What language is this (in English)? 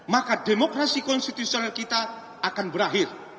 Indonesian